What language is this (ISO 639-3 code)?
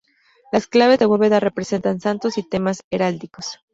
spa